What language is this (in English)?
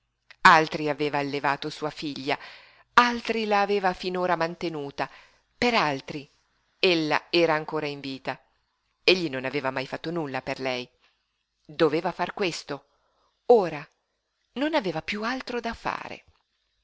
Italian